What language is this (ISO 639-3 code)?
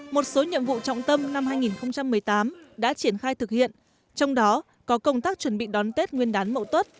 vie